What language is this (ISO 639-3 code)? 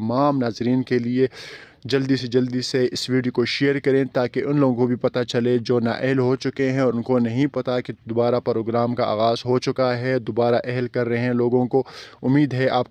hin